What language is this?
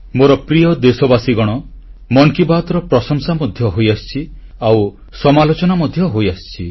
Odia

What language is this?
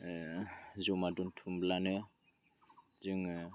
Bodo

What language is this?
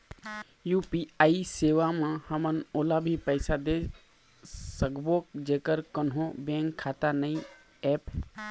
Chhattisgarhi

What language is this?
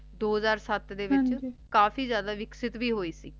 Punjabi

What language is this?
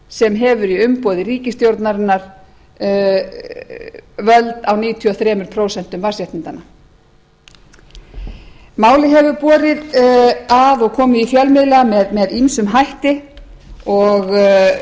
Icelandic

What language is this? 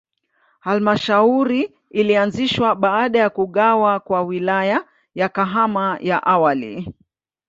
Swahili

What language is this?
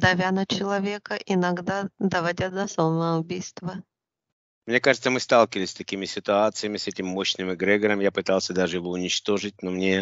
Russian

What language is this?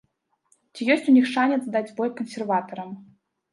Belarusian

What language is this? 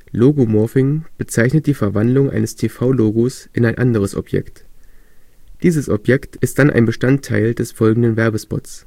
German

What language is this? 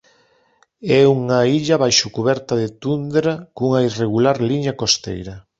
Galician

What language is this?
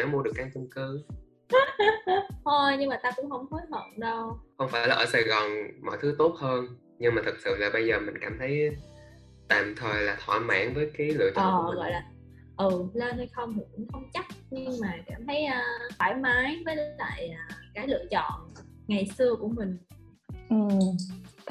Vietnamese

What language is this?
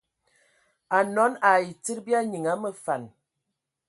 Ewondo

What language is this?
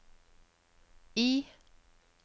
Norwegian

